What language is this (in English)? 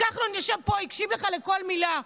Hebrew